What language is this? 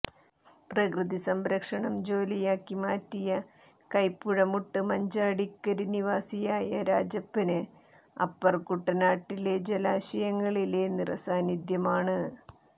Malayalam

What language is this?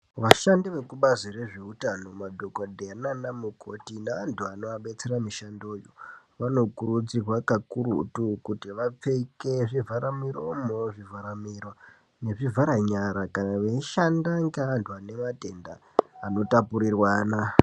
Ndau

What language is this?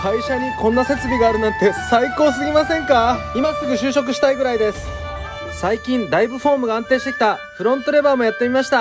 Japanese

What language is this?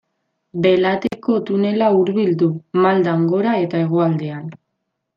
Basque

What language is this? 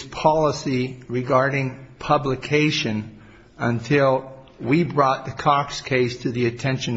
English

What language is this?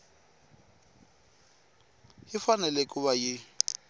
Tsonga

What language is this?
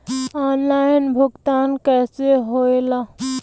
Bhojpuri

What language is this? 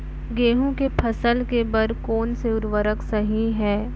Chhattisgarhi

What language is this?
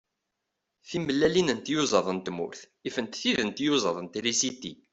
Kabyle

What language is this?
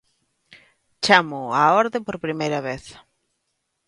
Galician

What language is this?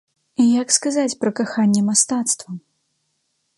Belarusian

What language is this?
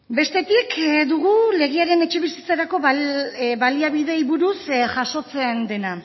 Basque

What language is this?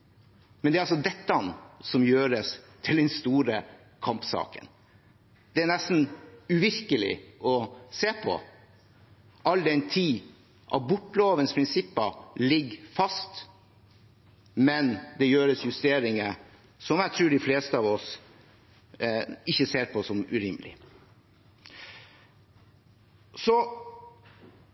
Norwegian Bokmål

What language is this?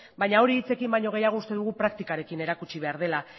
Basque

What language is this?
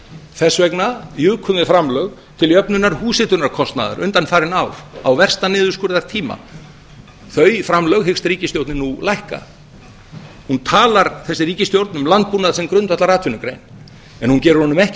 Icelandic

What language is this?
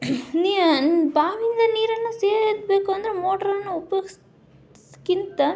Kannada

